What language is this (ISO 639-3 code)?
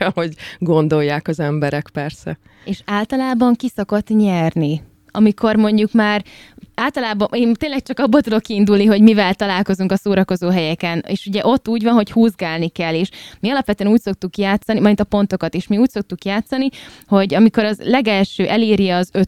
hun